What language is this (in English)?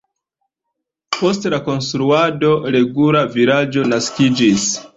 Esperanto